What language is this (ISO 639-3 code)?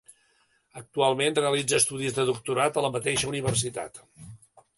cat